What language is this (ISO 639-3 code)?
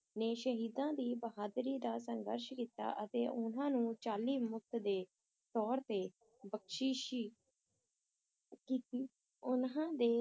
pan